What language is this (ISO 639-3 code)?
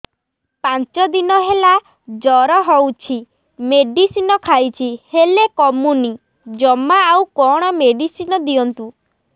ori